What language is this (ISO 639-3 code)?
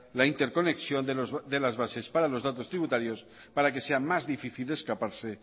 spa